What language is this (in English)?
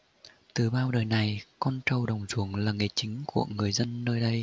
Vietnamese